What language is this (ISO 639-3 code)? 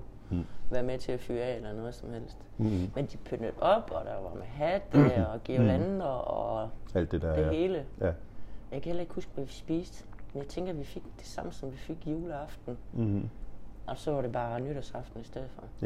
dan